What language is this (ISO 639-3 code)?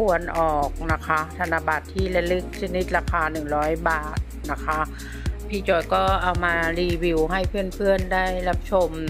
tha